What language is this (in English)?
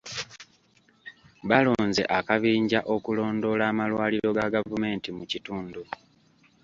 Ganda